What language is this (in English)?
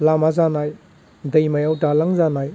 Bodo